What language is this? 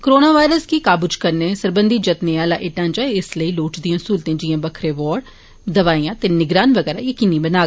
Dogri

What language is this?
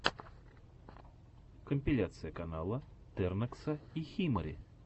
Russian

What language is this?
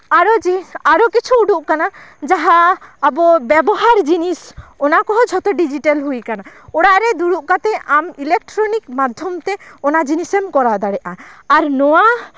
Santali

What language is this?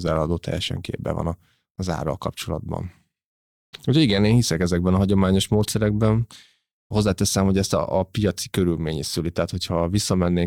Hungarian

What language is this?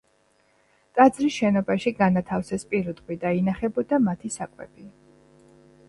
Georgian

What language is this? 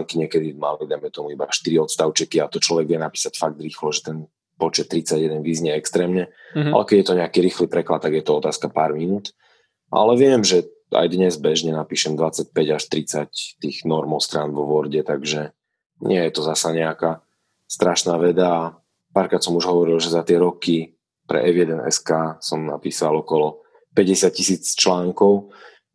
Slovak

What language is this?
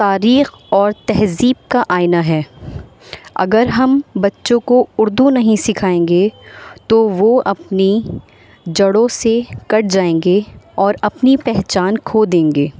Urdu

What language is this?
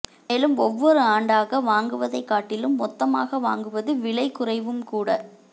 Tamil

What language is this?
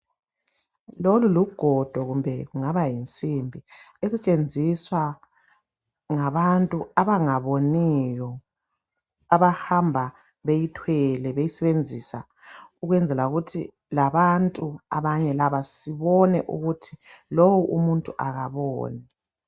North Ndebele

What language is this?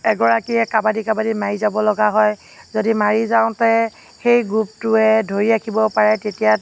Assamese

